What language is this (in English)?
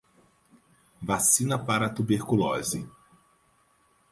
Portuguese